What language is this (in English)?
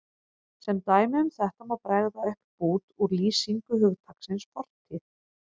Icelandic